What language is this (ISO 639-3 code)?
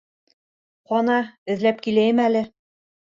bak